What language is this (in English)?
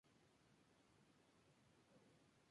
Spanish